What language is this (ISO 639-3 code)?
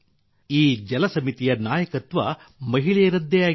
kan